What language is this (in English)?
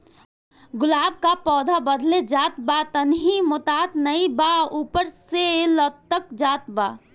Bhojpuri